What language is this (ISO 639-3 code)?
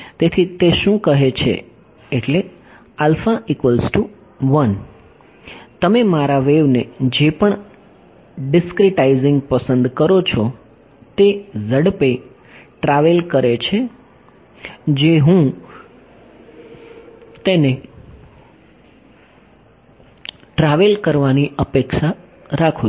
guj